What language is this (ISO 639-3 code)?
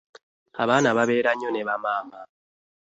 lug